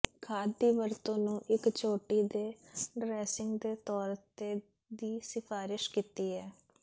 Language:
Punjabi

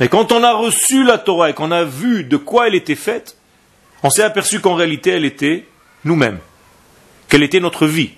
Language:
French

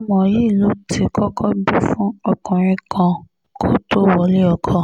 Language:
Yoruba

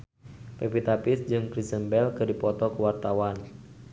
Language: Sundanese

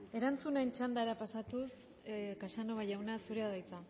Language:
Basque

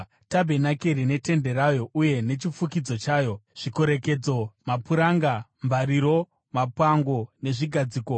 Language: Shona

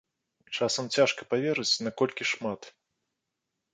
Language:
Belarusian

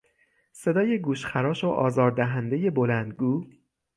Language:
Persian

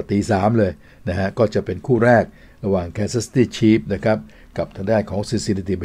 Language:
Thai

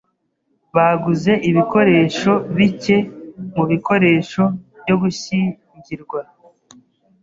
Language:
Kinyarwanda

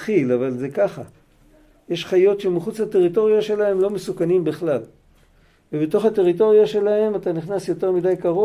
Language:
Hebrew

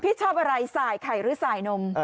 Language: Thai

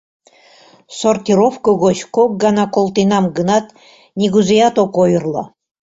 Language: Mari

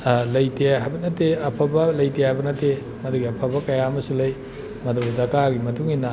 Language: Manipuri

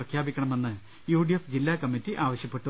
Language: Malayalam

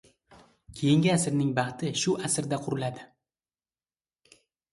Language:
Uzbek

